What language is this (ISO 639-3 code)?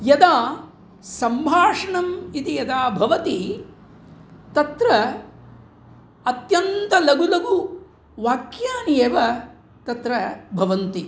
san